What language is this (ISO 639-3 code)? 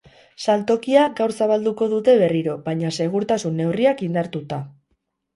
eus